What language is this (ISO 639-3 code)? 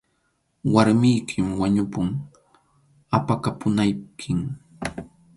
qxu